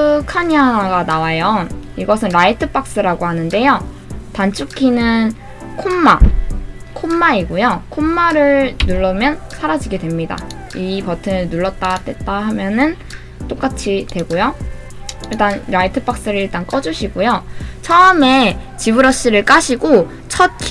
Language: Korean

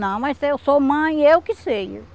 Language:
Portuguese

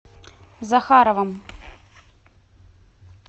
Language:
Russian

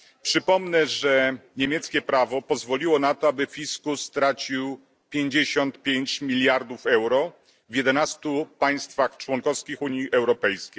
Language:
Polish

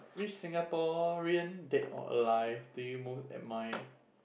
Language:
English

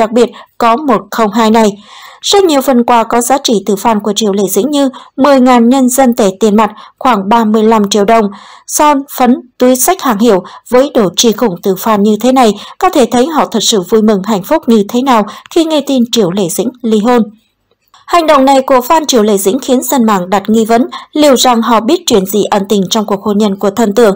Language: Vietnamese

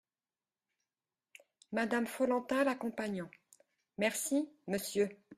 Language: French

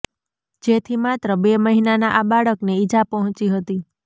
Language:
Gujarati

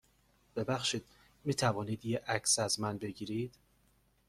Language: Persian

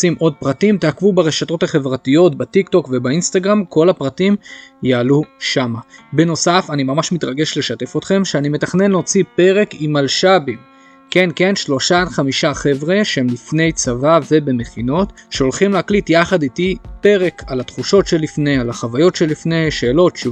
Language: Hebrew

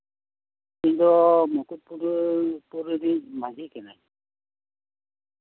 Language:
Santali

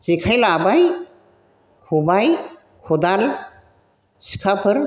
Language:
Bodo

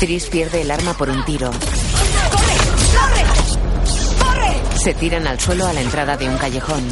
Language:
Spanish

